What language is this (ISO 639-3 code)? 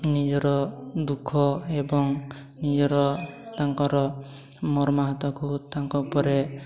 ori